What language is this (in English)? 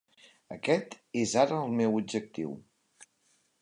Catalan